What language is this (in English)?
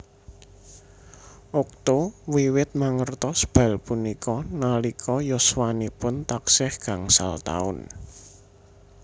Javanese